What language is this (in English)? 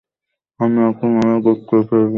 Bangla